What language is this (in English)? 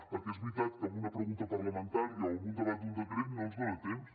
Catalan